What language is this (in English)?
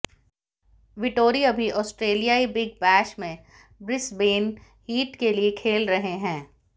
Hindi